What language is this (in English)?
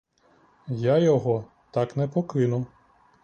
Ukrainian